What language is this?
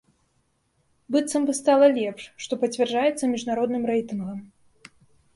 Belarusian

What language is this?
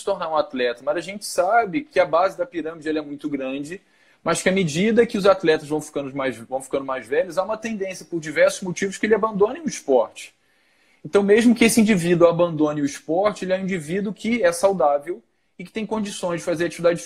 Portuguese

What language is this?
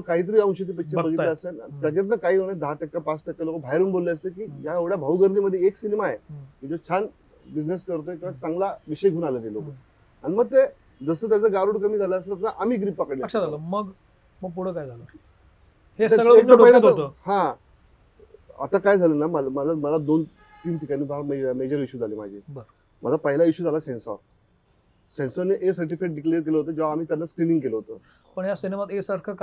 Marathi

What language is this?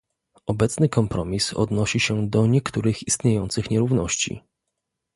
Polish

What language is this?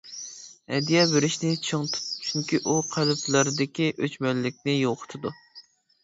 Uyghur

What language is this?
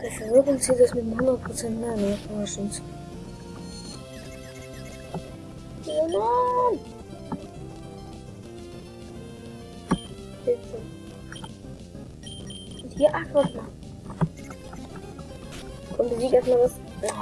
German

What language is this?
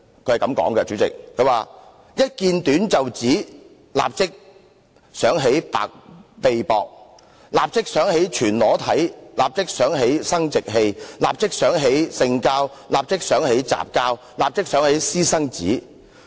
Cantonese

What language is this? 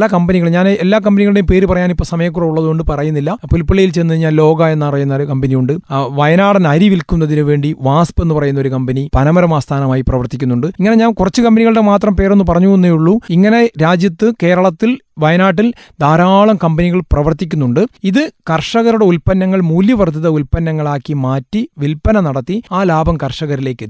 Malayalam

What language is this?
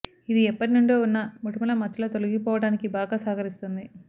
Telugu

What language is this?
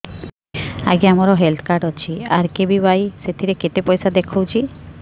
Odia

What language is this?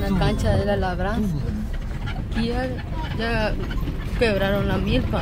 Spanish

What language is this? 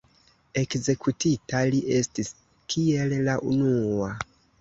Esperanto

